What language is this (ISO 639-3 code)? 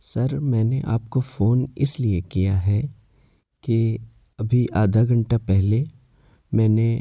urd